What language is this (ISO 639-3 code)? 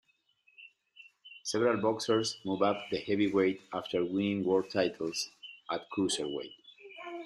eng